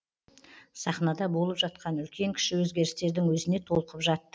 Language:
Kazakh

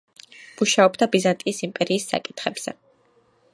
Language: Georgian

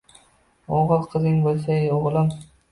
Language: Uzbek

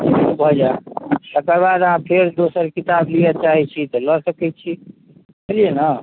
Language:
Maithili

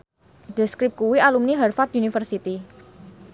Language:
Javanese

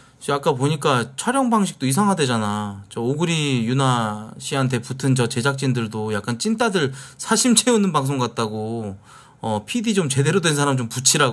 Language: Korean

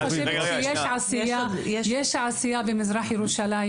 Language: Hebrew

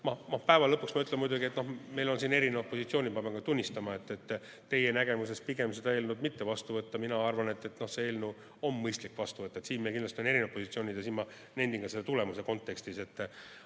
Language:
Estonian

